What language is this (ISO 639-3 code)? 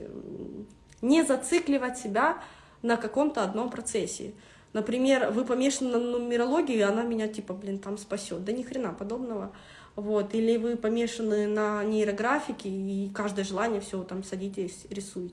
rus